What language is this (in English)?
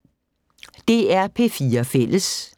Danish